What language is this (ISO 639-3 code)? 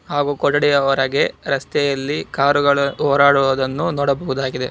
kan